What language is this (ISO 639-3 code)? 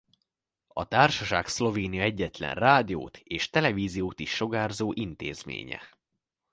hun